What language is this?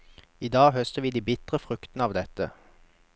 Norwegian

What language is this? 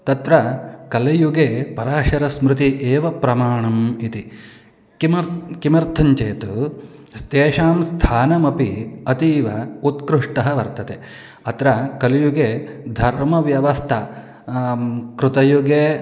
Sanskrit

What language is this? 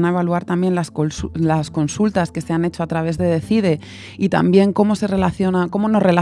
Spanish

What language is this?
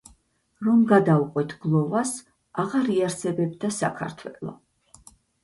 Georgian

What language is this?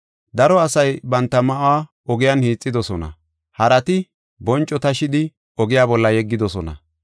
Gofa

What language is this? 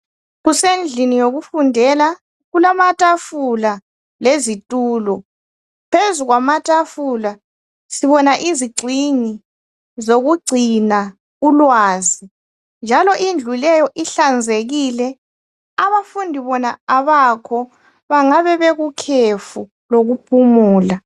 North Ndebele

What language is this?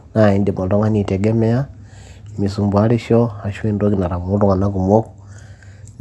Masai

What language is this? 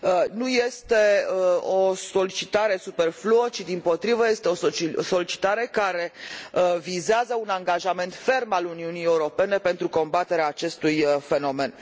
Romanian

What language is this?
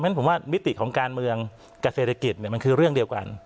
Thai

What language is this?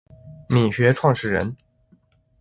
Chinese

